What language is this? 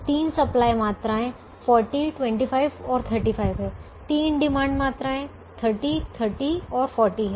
Hindi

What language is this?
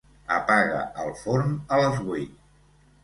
Catalan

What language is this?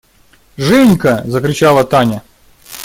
Russian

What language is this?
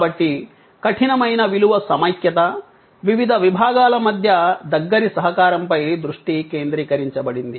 Telugu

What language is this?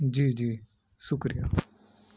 Urdu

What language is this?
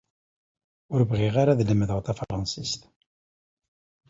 Kabyle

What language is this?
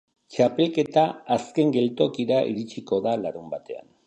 Basque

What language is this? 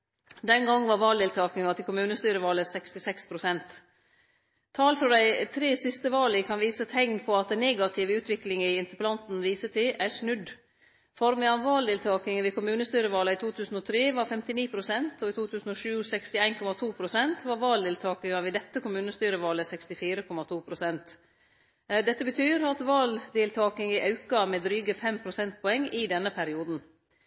Norwegian Nynorsk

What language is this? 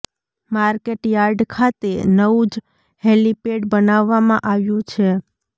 Gujarati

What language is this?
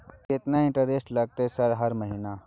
Maithili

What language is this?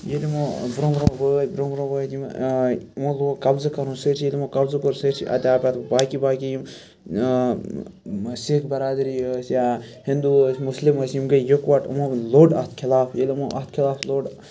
Kashmiri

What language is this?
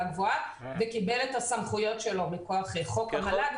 Hebrew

